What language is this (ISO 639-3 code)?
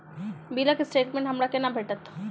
mai